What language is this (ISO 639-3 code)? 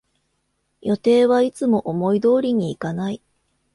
jpn